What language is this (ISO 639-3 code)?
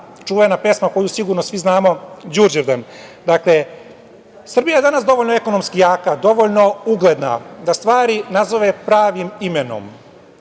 srp